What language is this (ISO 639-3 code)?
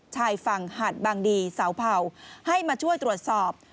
tha